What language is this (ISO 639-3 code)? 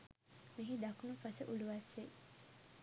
sin